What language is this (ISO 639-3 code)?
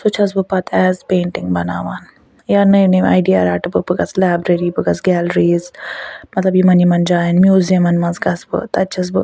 kas